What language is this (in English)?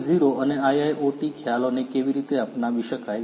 Gujarati